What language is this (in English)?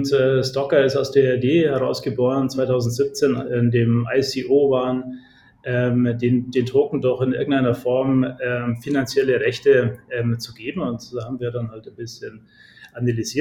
German